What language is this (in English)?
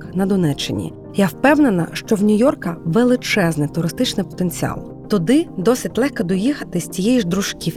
Ukrainian